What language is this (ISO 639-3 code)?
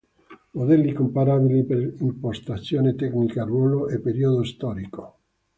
ita